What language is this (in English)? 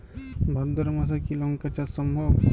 Bangla